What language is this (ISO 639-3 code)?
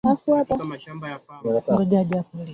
swa